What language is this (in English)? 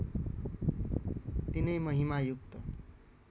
Nepali